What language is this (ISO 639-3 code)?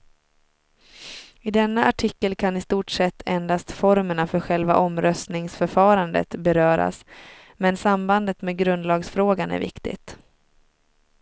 swe